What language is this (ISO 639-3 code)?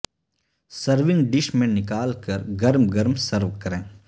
urd